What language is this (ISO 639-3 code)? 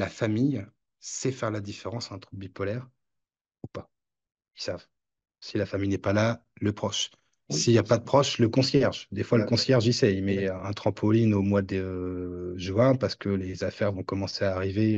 fra